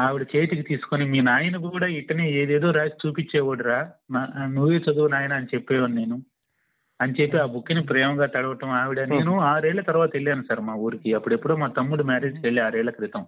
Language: Telugu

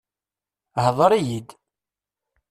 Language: Kabyle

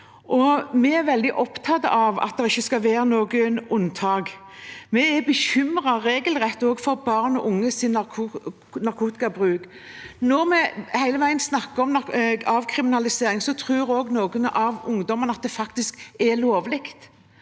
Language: Norwegian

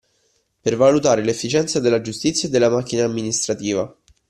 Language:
Italian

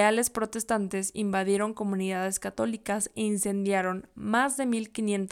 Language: Spanish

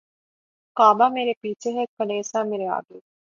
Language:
Urdu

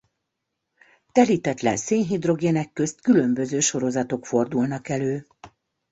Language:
Hungarian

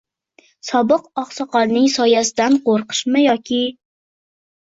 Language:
Uzbek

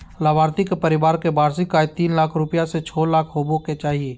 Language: Magahi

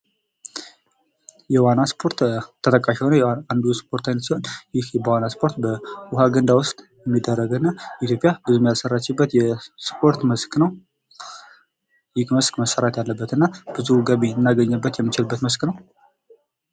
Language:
Amharic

